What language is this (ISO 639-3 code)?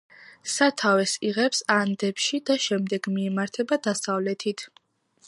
kat